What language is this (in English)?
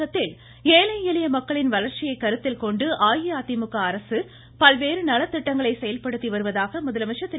Tamil